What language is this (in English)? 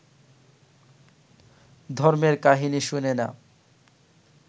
Bangla